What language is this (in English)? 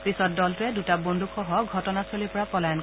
Assamese